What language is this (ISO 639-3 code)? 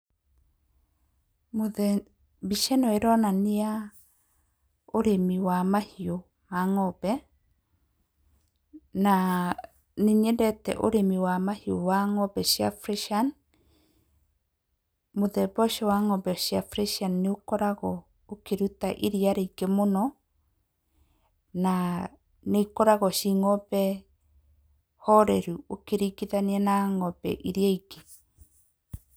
kik